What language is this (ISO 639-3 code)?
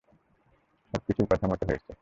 ben